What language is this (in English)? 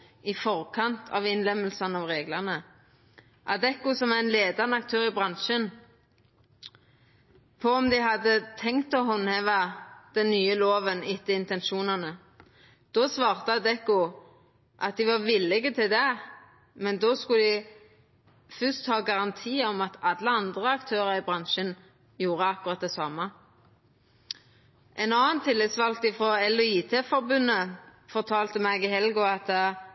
Norwegian Nynorsk